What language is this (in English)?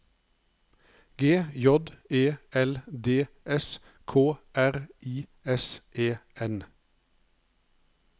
Norwegian